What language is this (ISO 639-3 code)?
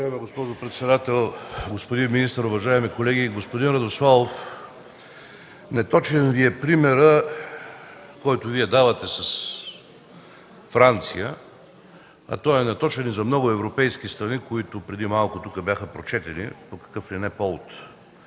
bul